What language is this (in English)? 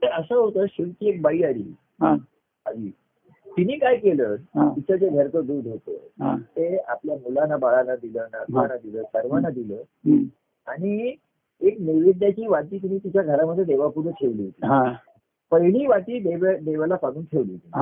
Marathi